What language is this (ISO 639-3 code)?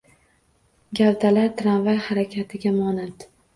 uzb